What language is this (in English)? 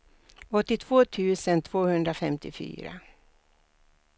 Swedish